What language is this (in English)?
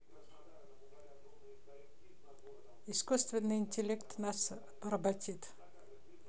Russian